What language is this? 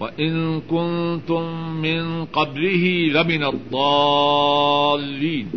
Urdu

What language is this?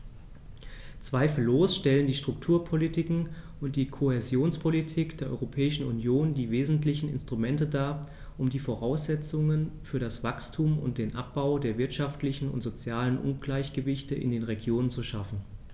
German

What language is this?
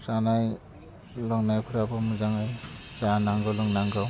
Bodo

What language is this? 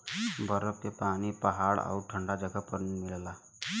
Bhojpuri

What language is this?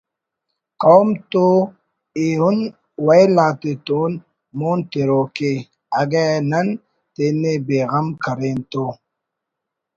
Brahui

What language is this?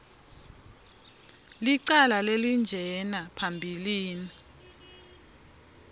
Swati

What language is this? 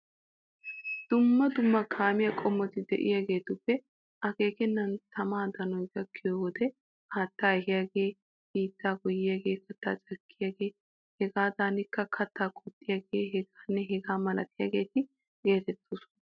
Wolaytta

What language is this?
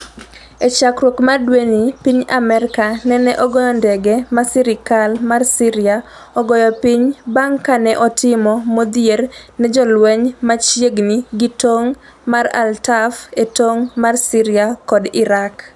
Luo (Kenya and Tanzania)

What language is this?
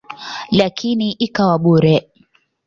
Swahili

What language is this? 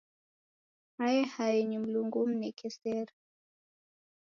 Taita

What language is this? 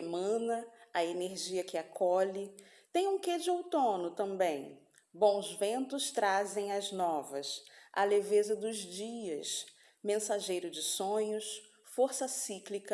Portuguese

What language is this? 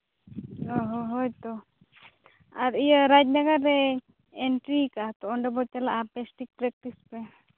Santali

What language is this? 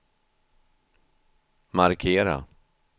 Swedish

